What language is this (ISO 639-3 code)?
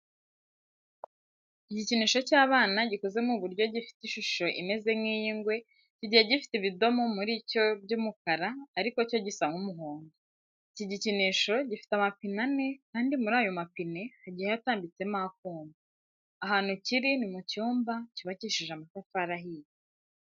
kin